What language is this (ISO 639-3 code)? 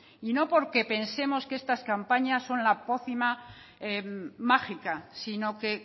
spa